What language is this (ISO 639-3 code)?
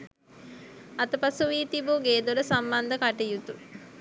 sin